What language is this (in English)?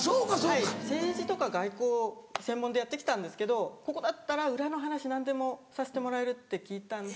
Japanese